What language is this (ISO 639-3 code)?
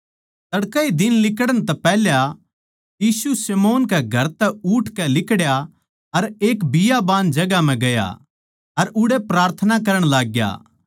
bgc